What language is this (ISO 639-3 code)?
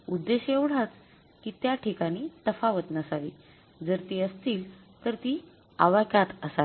mar